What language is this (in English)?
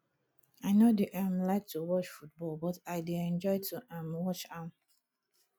Nigerian Pidgin